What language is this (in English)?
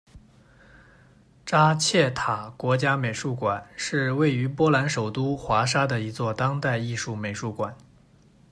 Chinese